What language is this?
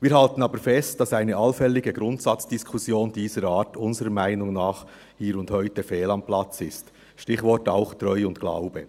Swiss German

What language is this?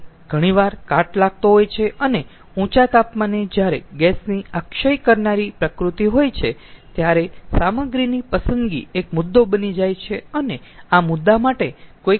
Gujarati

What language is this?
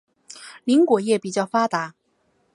Chinese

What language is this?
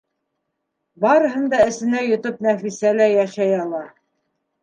Bashkir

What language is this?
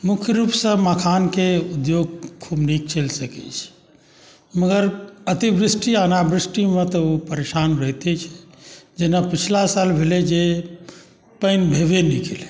Maithili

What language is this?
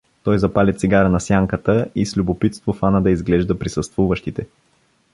Bulgarian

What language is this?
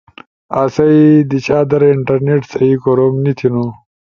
Ushojo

